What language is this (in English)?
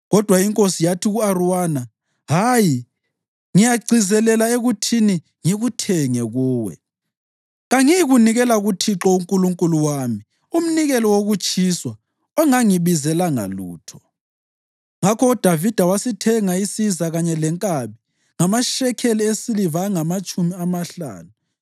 North Ndebele